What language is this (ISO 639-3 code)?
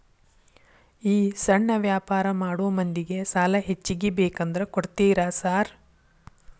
kan